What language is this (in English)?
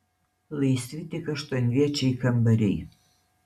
Lithuanian